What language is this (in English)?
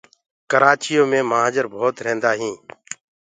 Gurgula